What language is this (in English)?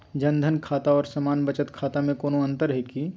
Magahi